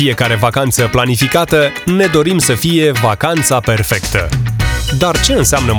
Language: Romanian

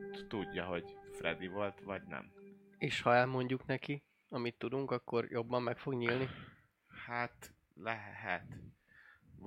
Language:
Hungarian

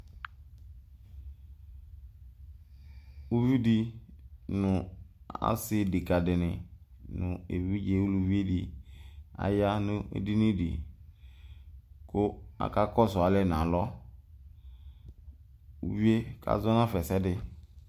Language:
Ikposo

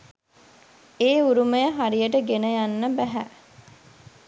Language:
Sinhala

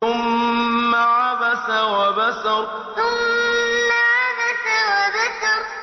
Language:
Arabic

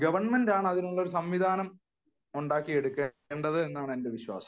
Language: Malayalam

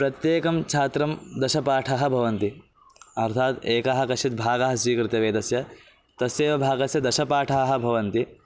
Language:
Sanskrit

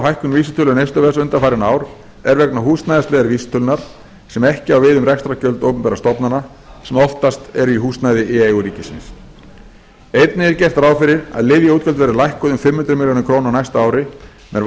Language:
Icelandic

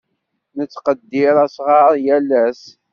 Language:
Kabyle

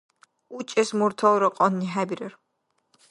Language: Dargwa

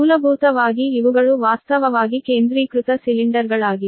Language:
Kannada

